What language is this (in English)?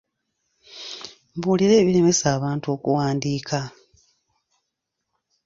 Ganda